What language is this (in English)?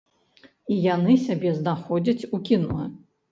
Belarusian